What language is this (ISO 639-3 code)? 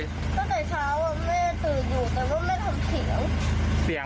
tha